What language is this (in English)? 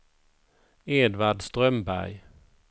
Swedish